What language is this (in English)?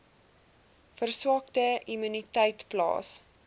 Afrikaans